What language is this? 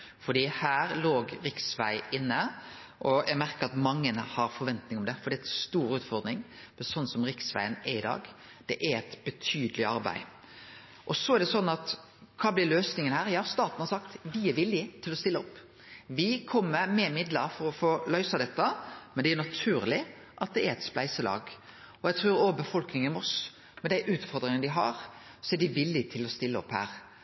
Norwegian Nynorsk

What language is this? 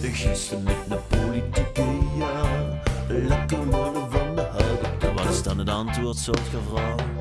Dutch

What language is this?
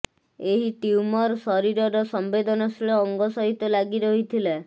Odia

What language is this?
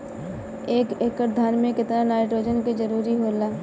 Bhojpuri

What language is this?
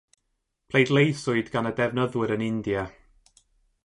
Welsh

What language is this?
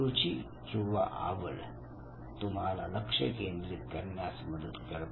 Marathi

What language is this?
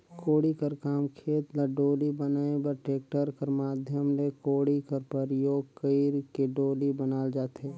Chhattisgarhi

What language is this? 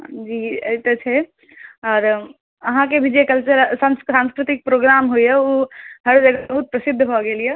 Maithili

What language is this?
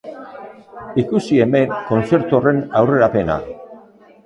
Basque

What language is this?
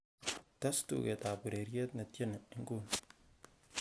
Kalenjin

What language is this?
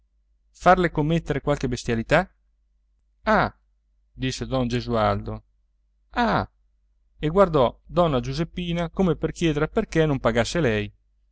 Italian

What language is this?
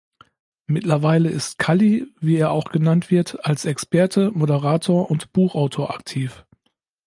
German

